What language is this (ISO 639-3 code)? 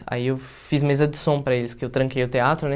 por